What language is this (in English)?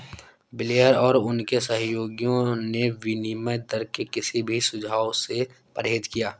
Hindi